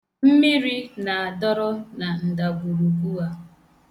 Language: Igbo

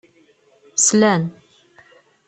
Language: Kabyle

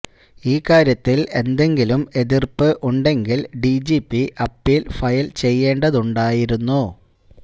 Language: Malayalam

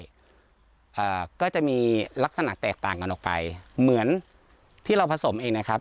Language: Thai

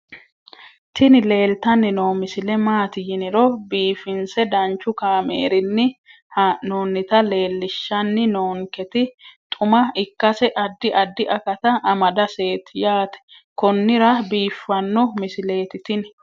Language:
Sidamo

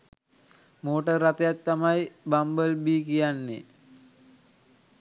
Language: Sinhala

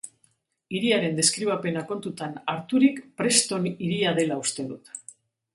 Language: Basque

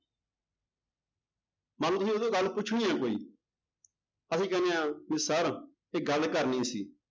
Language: Punjabi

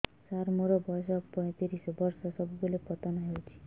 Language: Odia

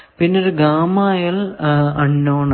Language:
Malayalam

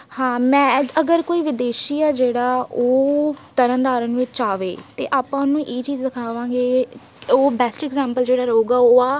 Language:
Punjabi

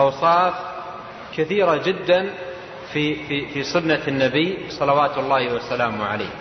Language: Arabic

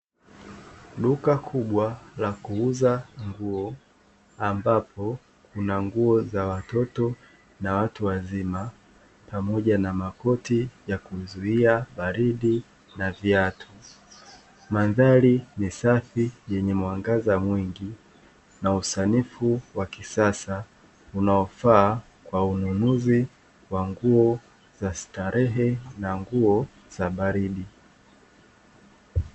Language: Swahili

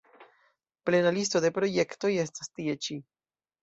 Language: Esperanto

